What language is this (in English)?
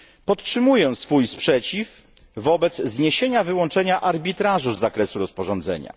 Polish